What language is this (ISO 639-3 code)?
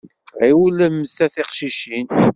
kab